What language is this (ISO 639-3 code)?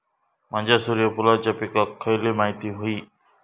mar